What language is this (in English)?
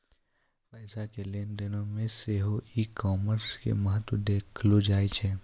Maithili